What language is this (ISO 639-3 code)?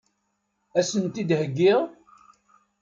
kab